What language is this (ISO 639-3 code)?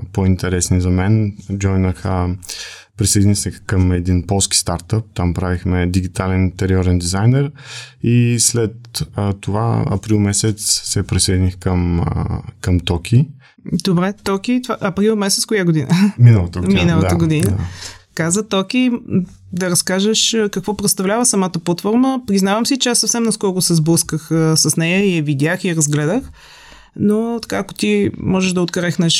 bul